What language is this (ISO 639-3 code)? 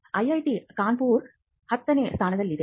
kan